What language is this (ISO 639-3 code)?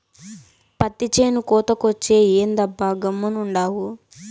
tel